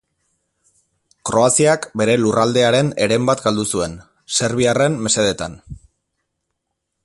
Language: Basque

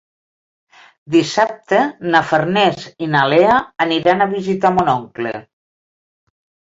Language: Catalan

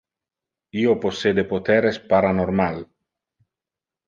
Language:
Interlingua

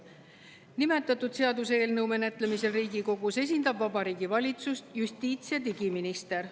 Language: Estonian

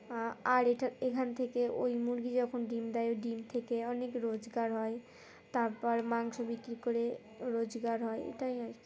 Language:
Bangla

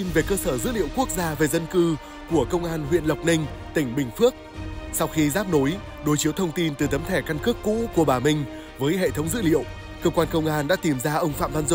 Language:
Vietnamese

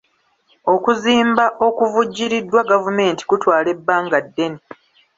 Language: Ganda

